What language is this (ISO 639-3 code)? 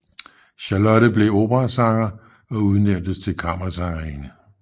dan